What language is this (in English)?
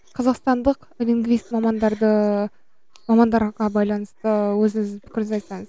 Kazakh